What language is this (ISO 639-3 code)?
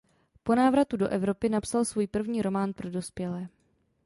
ces